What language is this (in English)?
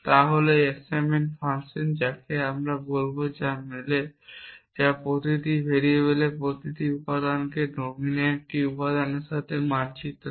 Bangla